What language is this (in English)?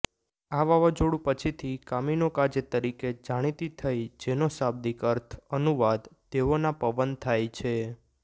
Gujarati